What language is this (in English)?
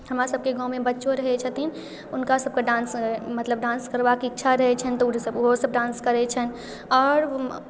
Maithili